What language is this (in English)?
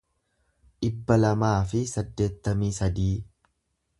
Oromo